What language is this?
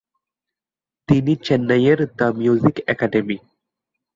Bangla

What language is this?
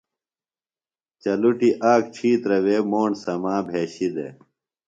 Phalura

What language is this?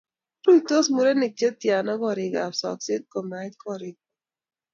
Kalenjin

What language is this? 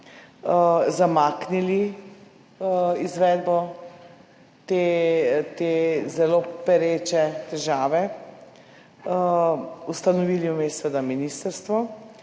Slovenian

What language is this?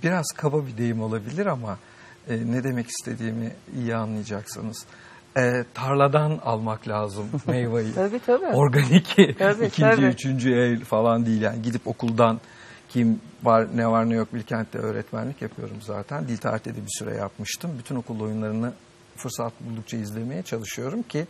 Turkish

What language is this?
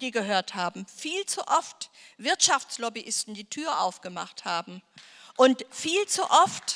German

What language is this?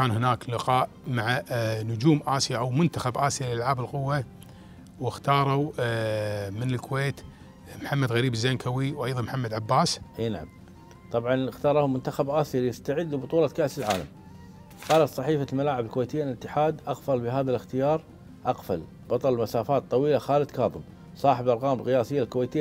Arabic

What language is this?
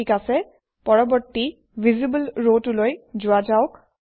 Assamese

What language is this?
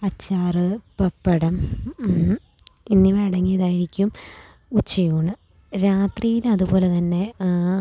Malayalam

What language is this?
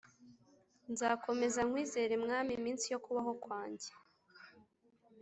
Kinyarwanda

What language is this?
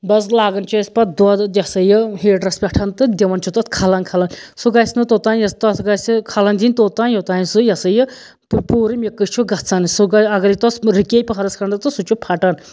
Kashmiri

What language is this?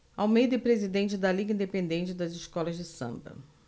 Portuguese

